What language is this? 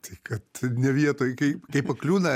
Lithuanian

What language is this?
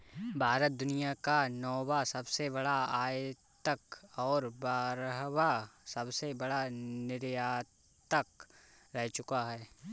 Hindi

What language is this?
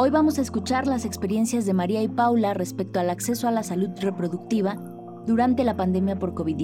Spanish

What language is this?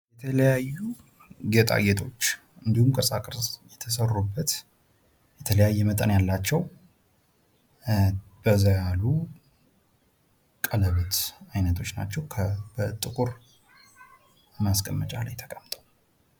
Amharic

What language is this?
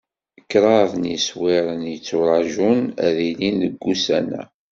Kabyle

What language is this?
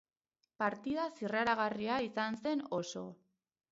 Basque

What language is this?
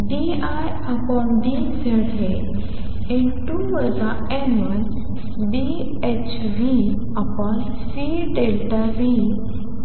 Marathi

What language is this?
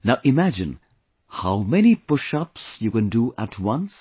English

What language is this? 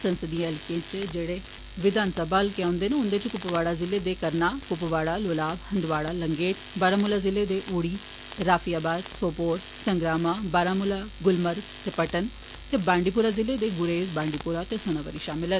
Dogri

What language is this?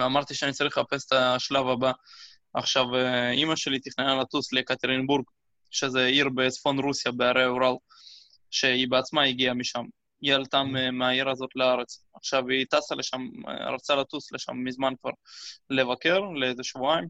Hebrew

